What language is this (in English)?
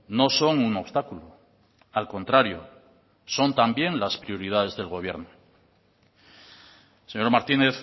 Spanish